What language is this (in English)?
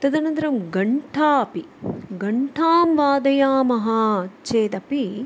Sanskrit